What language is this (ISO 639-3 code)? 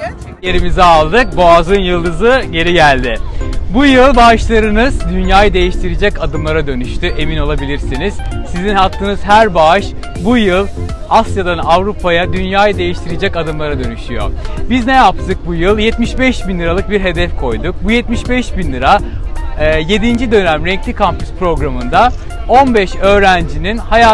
tur